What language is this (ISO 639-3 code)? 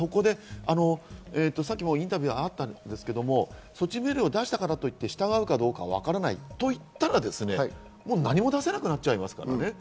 jpn